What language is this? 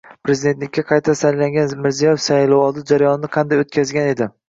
Uzbek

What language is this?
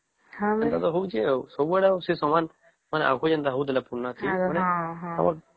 Odia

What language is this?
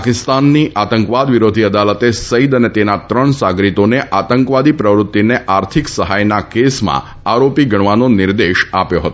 Gujarati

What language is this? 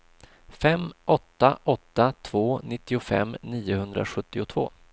Swedish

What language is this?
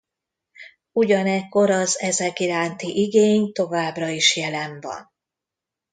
Hungarian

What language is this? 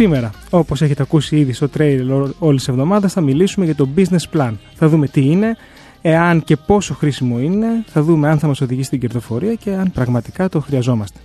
Greek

